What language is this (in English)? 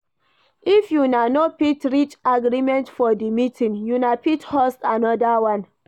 Nigerian Pidgin